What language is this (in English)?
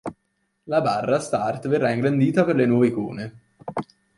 Italian